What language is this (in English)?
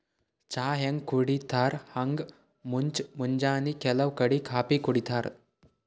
Kannada